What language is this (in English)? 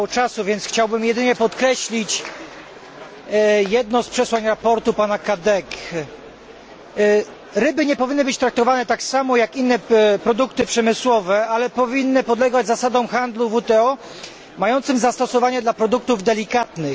Polish